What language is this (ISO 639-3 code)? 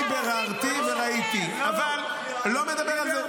heb